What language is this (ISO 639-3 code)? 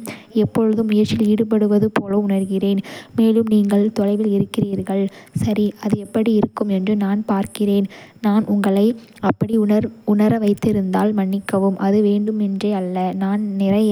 kfe